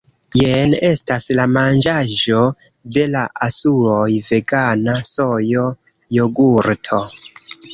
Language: Esperanto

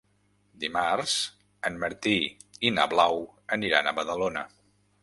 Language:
Catalan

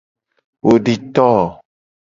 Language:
Gen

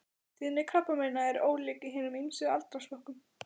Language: Icelandic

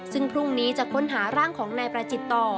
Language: Thai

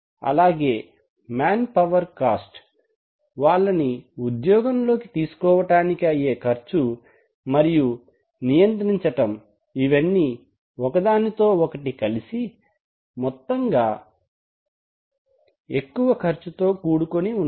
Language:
Telugu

